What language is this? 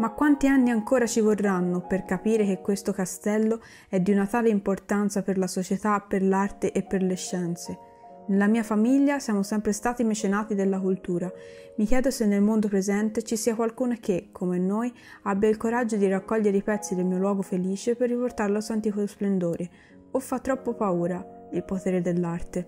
Italian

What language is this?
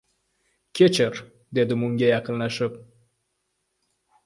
Uzbek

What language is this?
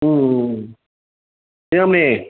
Tamil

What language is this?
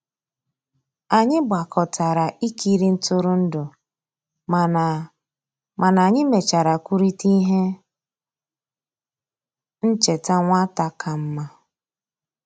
Igbo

